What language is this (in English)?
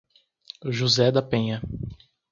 Portuguese